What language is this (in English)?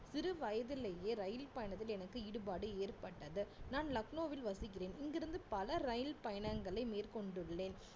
Tamil